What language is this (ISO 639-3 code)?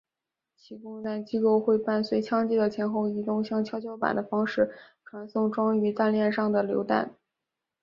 zho